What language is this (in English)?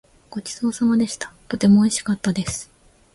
Japanese